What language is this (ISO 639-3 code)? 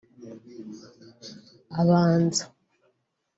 kin